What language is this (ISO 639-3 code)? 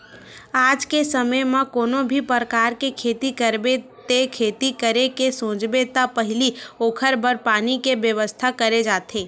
hne